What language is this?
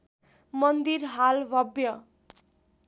Nepali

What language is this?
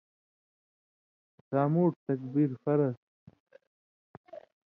Indus Kohistani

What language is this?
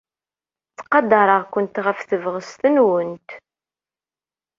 Kabyle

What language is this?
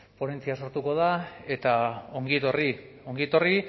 Basque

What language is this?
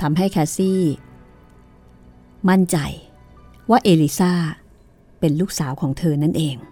Thai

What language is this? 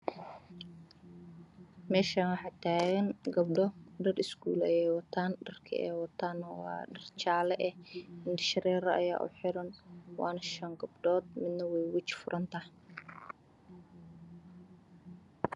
Somali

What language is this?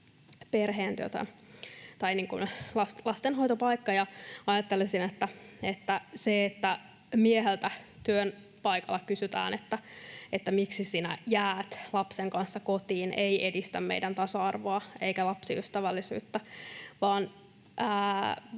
Finnish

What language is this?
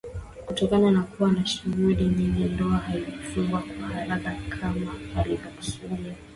Swahili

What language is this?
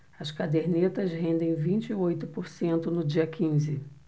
Portuguese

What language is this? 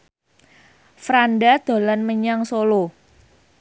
Javanese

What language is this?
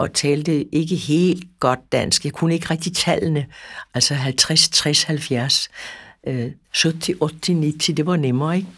Danish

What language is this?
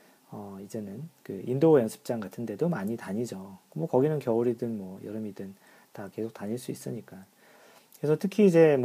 Korean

